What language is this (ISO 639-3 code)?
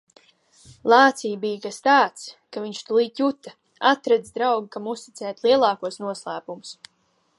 lav